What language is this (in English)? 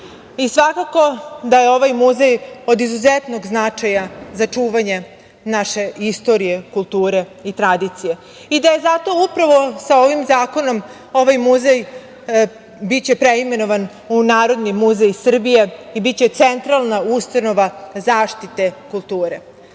Serbian